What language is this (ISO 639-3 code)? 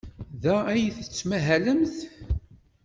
kab